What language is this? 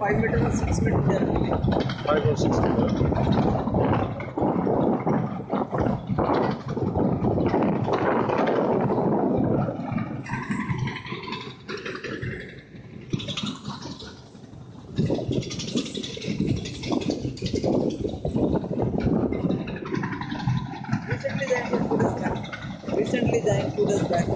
Danish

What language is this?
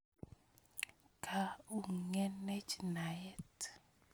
Kalenjin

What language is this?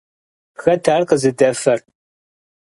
Kabardian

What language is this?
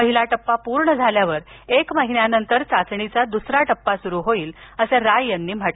Marathi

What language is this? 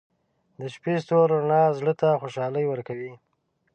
Pashto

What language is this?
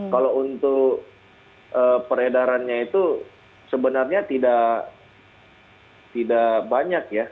Indonesian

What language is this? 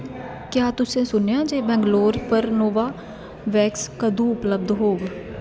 Dogri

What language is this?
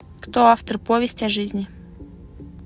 Russian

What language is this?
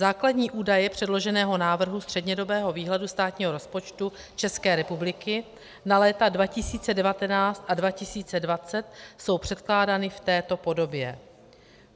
Czech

